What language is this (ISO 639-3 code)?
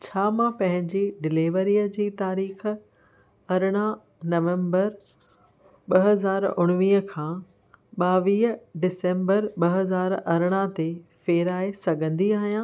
snd